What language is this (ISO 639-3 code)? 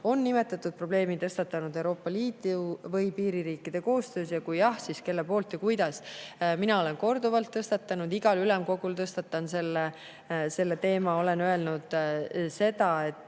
est